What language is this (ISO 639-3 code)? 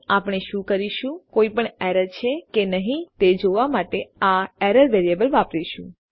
guj